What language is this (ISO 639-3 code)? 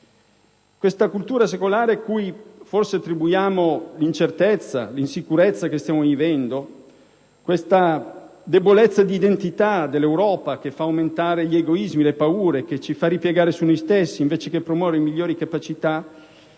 ita